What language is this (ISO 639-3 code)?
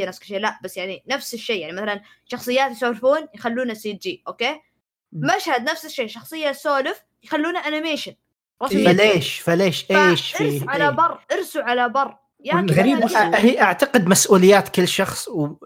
ara